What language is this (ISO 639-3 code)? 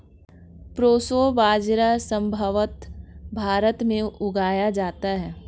hin